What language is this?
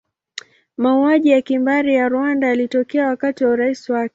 Swahili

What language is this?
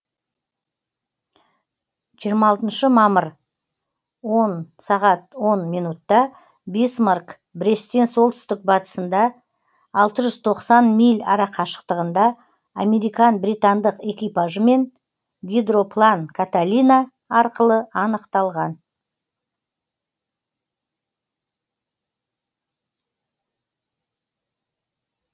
Kazakh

